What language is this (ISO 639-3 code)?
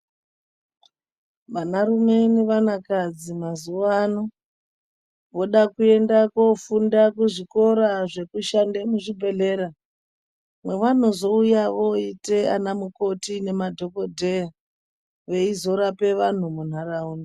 ndc